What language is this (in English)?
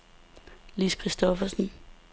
Danish